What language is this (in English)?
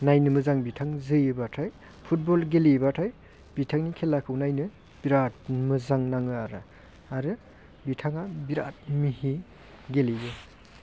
Bodo